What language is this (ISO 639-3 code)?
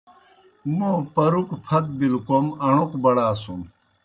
plk